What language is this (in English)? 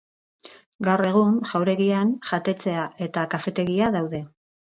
Basque